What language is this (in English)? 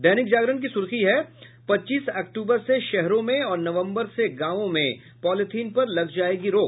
Hindi